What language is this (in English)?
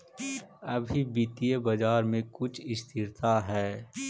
Magahi